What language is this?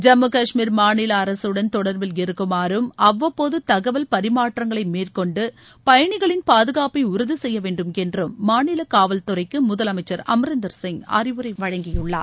Tamil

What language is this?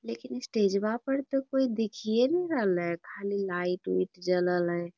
Magahi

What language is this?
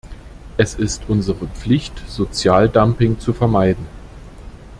German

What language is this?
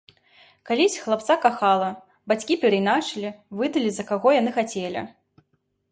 Belarusian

